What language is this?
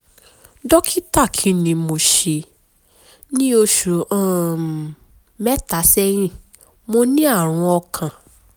Yoruba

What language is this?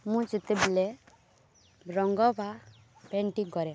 Odia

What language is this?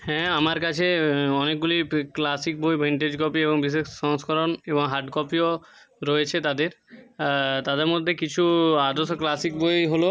Bangla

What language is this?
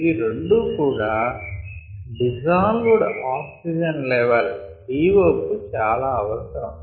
Telugu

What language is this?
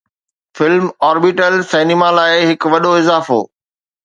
Sindhi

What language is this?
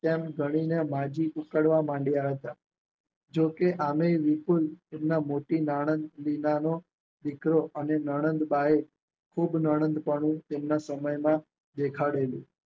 Gujarati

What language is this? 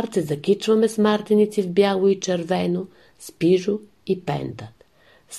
Bulgarian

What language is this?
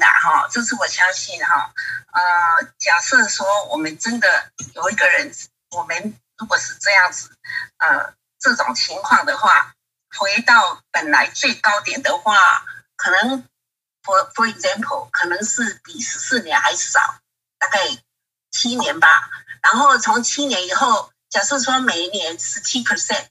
Chinese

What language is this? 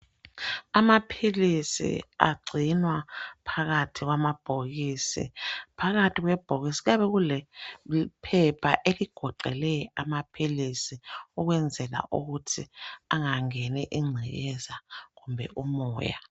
North Ndebele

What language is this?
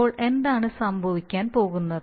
Malayalam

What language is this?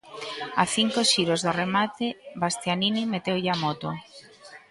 Galician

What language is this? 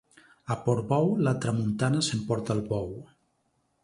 Catalan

